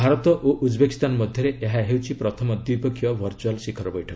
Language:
Odia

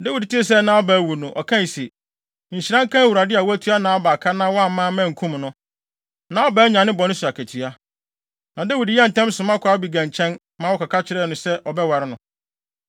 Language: Akan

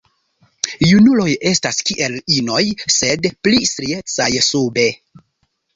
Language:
Esperanto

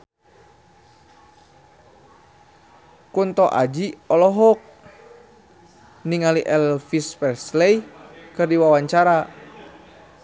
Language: Sundanese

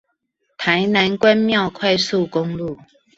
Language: Chinese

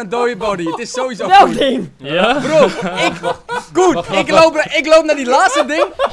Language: Dutch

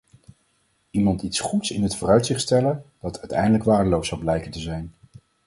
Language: Dutch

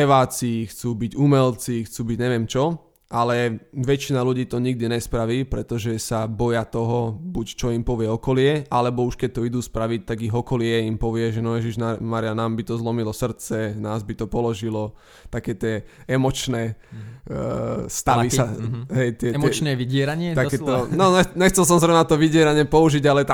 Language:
Slovak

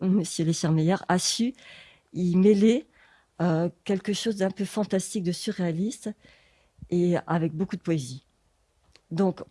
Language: French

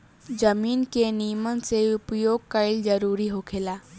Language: Bhojpuri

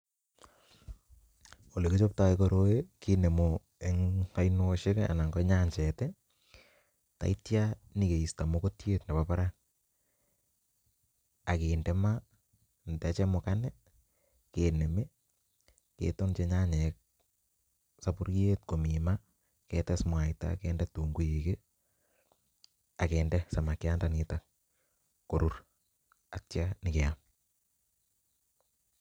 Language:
Kalenjin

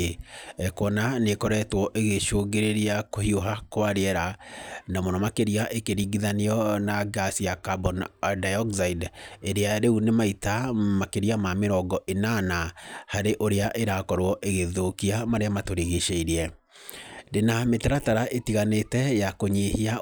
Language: Kikuyu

